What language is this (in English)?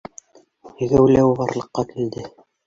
Bashkir